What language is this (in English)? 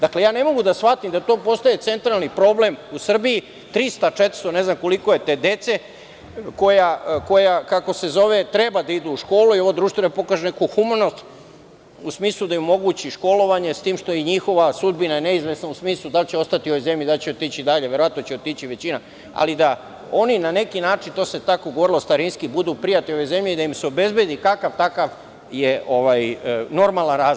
Serbian